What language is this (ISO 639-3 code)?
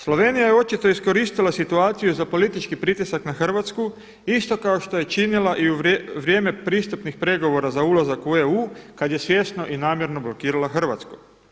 hrv